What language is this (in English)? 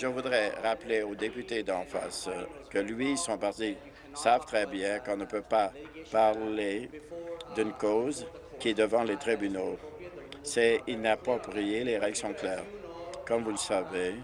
French